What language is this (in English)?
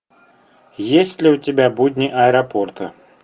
Russian